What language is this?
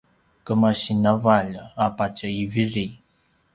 Paiwan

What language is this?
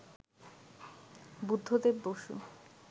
Bangla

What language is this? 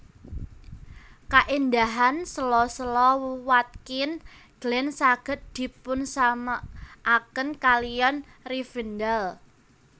Javanese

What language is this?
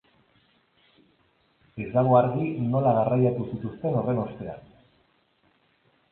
Basque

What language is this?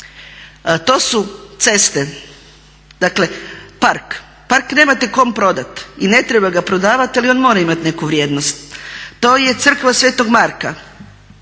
Croatian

